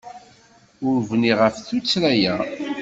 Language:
Kabyle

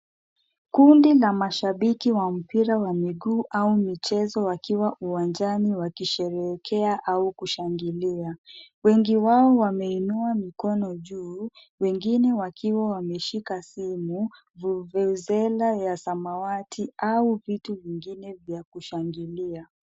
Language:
Swahili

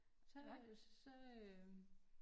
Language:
Danish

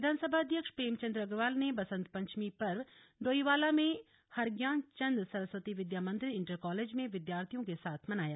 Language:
Hindi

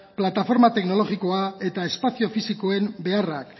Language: Basque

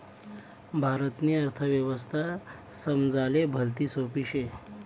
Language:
Marathi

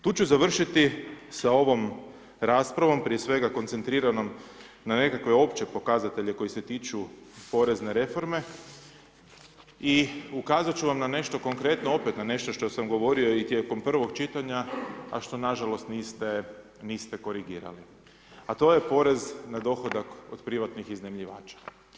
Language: Croatian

